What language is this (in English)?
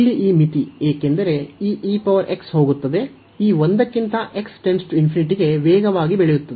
Kannada